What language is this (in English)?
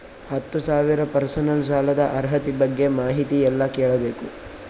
Kannada